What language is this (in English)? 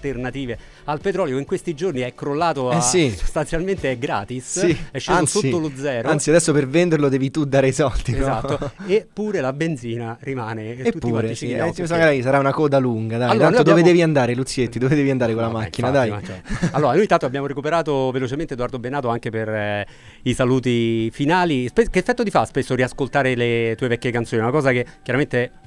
Italian